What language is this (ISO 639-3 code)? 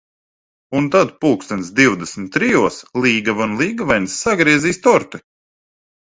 lav